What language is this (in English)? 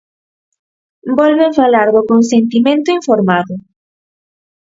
Galician